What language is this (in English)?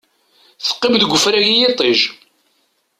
Kabyle